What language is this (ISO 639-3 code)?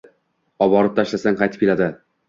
uzb